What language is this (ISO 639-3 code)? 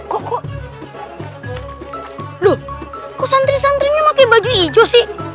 ind